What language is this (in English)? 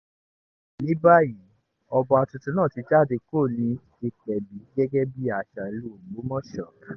Yoruba